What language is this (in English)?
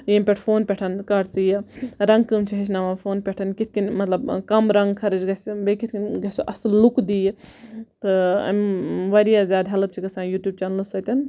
Kashmiri